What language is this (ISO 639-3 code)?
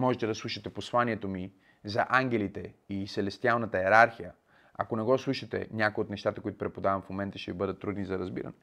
bul